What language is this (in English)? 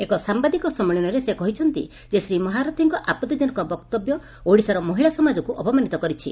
Odia